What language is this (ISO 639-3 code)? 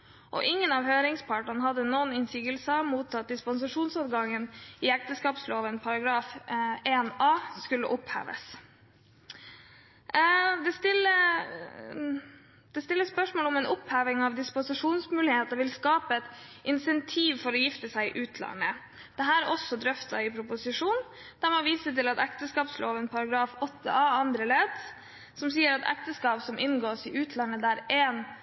nob